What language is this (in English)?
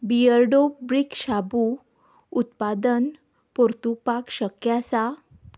Konkani